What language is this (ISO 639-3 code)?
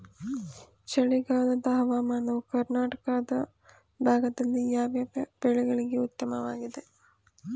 kan